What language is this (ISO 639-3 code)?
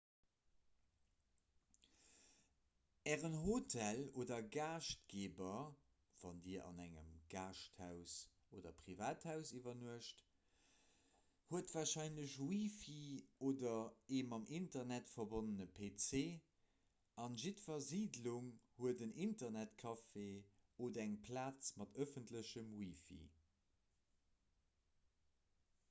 ltz